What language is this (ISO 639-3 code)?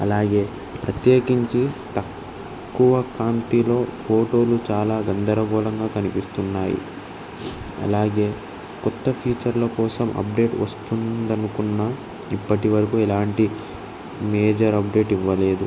tel